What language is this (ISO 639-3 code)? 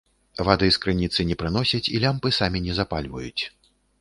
bel